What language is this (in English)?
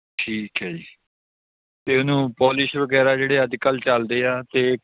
Punjabi